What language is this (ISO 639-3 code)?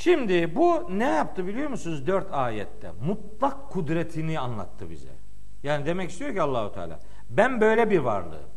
tur